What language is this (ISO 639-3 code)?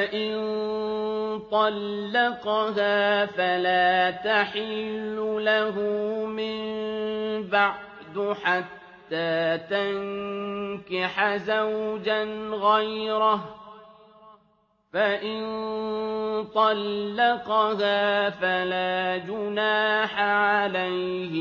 ara